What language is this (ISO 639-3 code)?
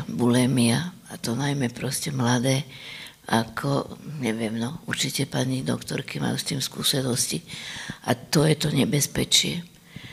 slk